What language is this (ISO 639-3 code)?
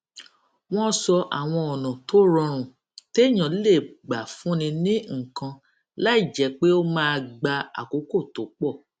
yor